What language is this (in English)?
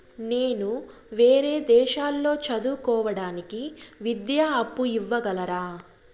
Telugu